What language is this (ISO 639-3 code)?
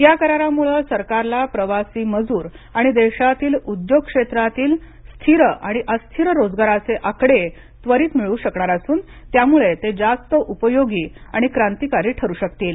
mar